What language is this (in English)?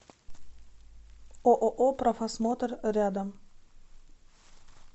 Russian